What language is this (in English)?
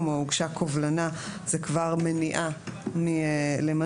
Hebrew